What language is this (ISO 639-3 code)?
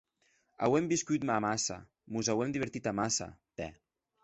oci